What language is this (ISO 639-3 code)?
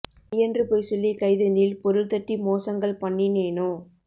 tam